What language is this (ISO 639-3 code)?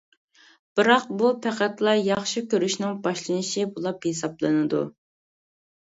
uig